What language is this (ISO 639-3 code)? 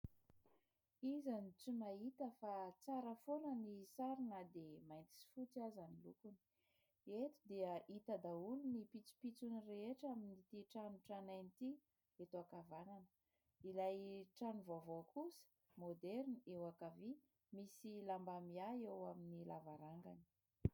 mlg